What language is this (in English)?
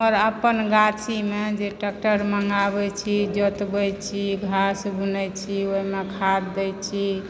Maithili